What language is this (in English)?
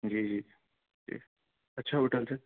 Urdu